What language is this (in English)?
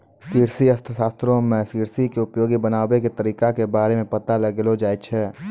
Maithili